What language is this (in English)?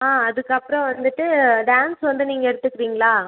Tamil